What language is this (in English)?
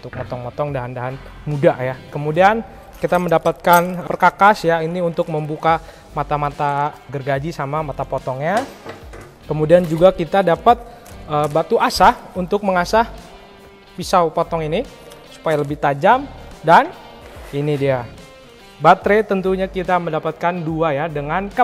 Indonesian